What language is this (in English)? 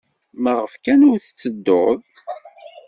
Kabyle